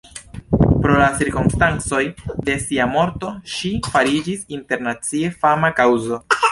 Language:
Esperanto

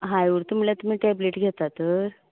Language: Konkani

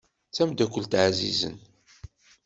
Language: Kabyle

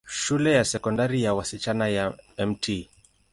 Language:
Swahili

